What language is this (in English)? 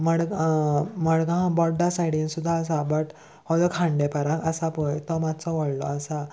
Konkani